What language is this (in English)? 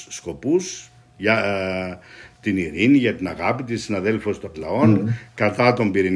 Greek